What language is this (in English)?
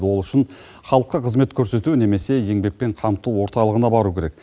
Kazakh